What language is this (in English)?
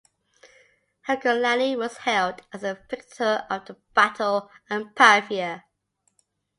English